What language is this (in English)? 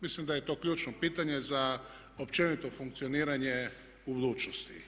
Croatian